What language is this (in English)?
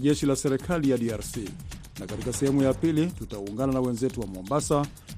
Swahili